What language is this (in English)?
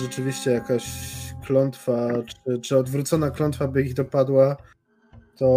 Polish